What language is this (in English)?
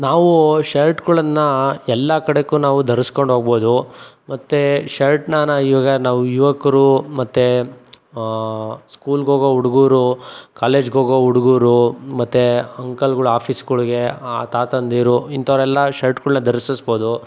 Kannada